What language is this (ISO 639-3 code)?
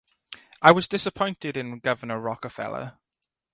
eng